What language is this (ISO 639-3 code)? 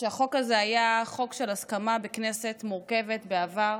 heb